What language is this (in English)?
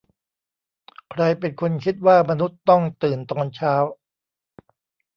Thai